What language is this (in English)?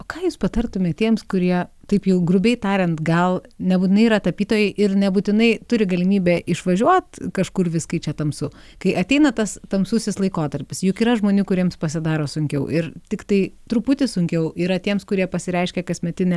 Lithuanian